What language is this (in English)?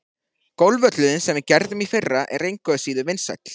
Icelandic